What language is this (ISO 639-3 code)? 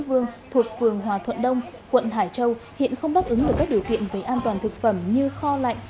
vie